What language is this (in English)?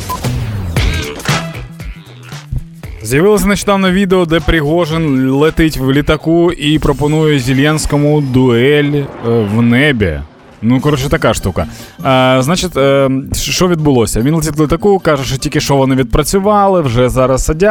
Ukrainian